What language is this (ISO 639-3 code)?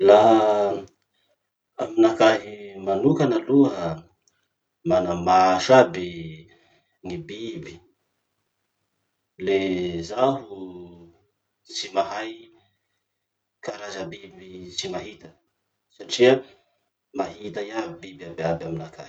msh